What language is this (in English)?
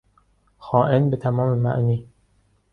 Persian